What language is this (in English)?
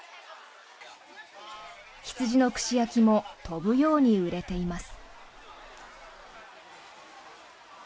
Japanese